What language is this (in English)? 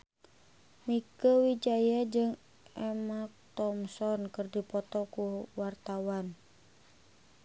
Sundanese